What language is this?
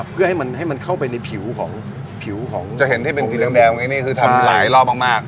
Thai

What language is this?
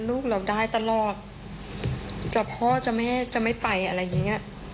Thai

